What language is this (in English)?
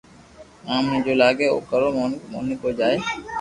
Loarki